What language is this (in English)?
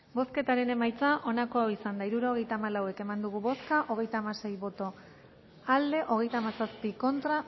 Basque